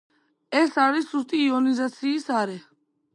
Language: Georgian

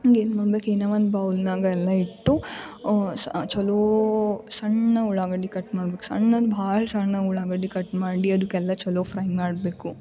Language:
Kannada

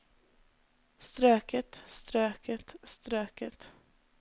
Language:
Norwegian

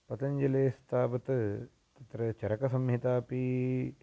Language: Sanskrit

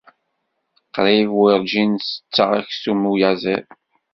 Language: Kabyle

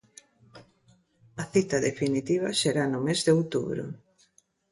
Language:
Galician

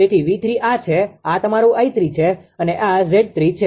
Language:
Gujarati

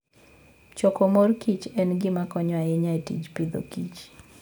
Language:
Luo (Kenya and Tanzania)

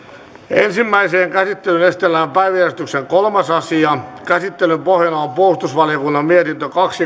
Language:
Finnish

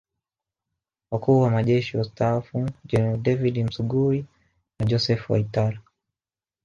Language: Swahili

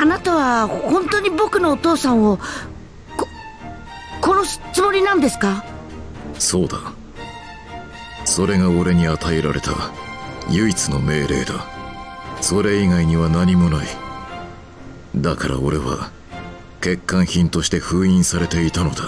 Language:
Japanese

